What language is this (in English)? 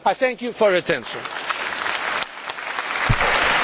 Polish